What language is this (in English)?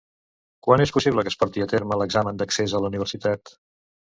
Catalan